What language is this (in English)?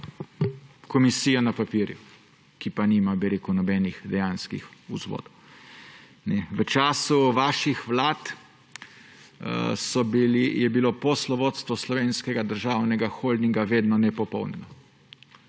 Slovenian